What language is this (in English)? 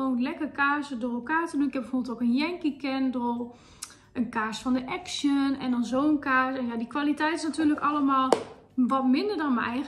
Dutch